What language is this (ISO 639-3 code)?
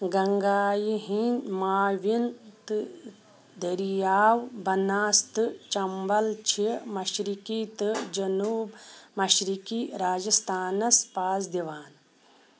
kas